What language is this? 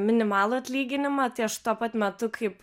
Lithuanian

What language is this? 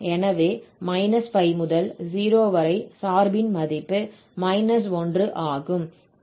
Tamil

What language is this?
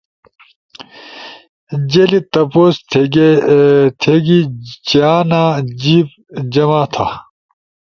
Ushojo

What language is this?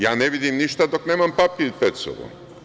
Serbian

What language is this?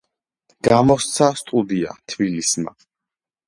Georgian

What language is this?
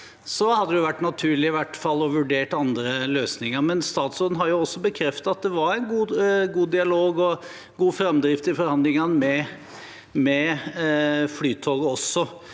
Norwegian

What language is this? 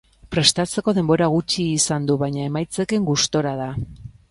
Basque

